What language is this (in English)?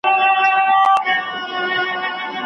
Pashto